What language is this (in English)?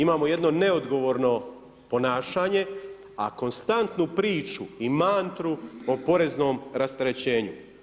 Croatian